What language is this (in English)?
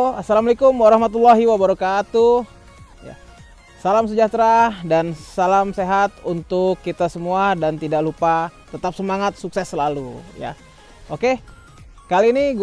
Indonesian